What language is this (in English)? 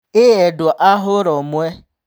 Kikuyu